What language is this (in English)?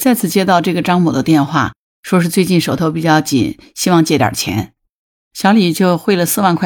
Chinese